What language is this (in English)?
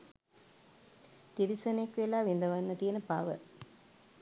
Sinhala